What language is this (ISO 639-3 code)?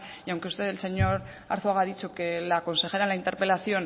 spa